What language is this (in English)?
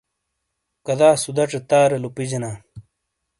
Shina